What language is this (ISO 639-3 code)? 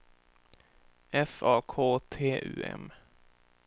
swe